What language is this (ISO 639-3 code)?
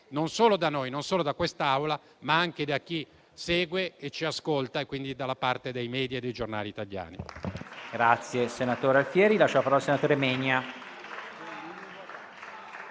ita